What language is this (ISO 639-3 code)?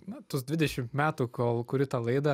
lit